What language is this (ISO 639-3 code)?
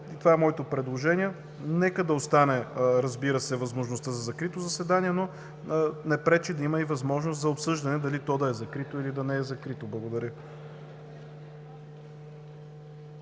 bul